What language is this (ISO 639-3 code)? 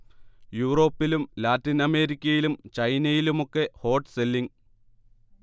mal